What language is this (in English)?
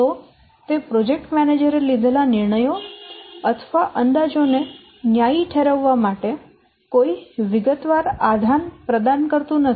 Gujarati